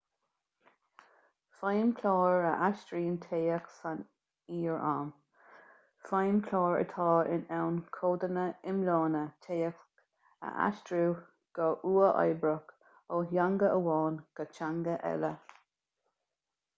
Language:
Irish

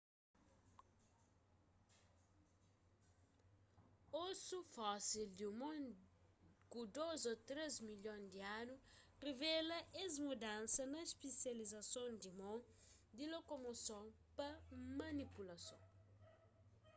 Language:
Kabuverdianu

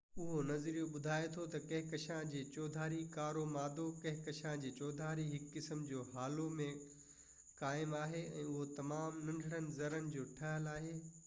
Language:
Sindhi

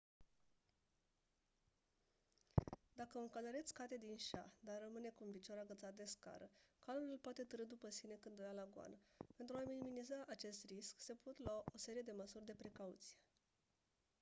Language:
Romanian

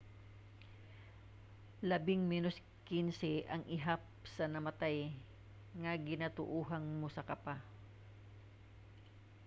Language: Cebuano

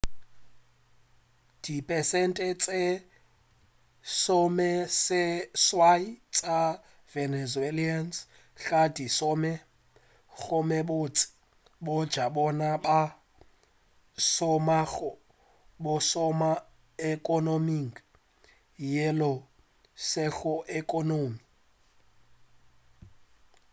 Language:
Northern Sotho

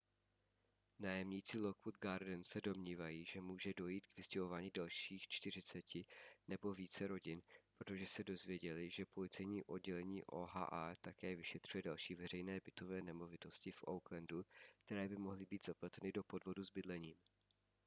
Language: Czech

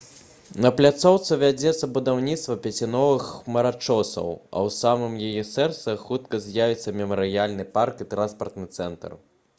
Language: Belarusian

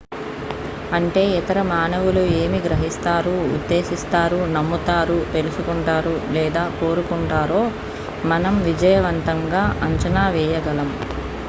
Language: Telugu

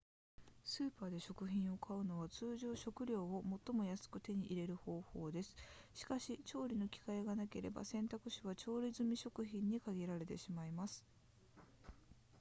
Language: Japanese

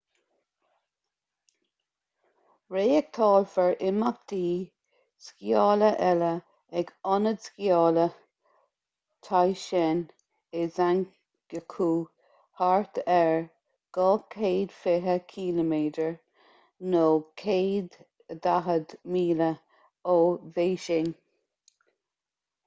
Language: Irish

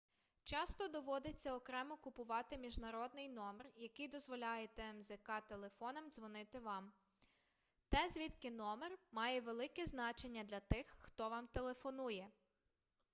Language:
Ukrainian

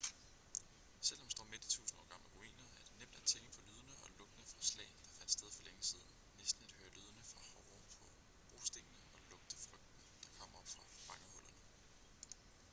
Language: Danish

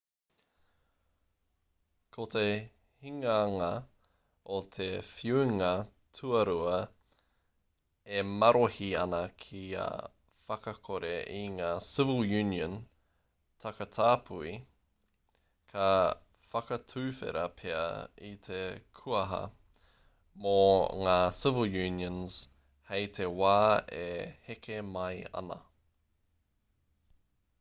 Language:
Māori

